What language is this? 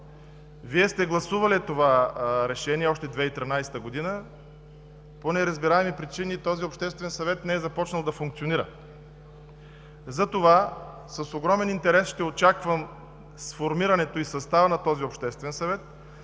Bulgarian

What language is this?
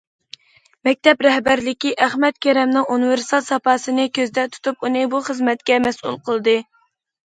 Uyghur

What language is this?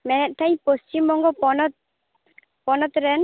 Santali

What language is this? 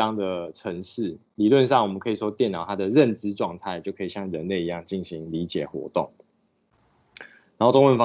Chinese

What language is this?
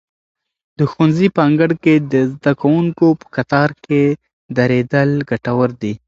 Pashto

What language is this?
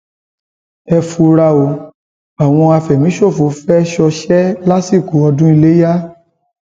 Yoruba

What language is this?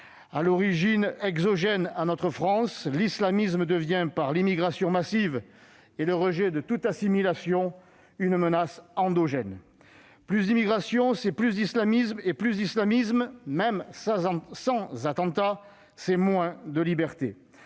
French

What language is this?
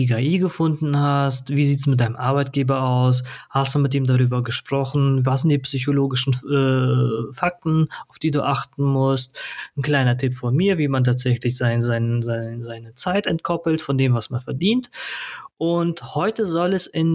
German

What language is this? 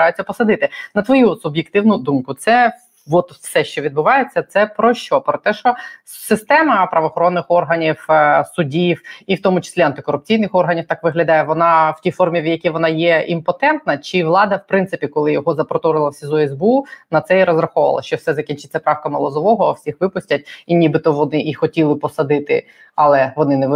Ukrainian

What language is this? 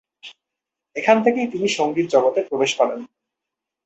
Bangla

